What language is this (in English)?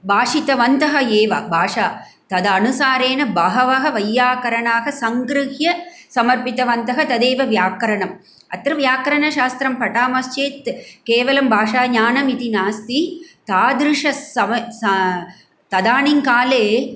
Sanskrit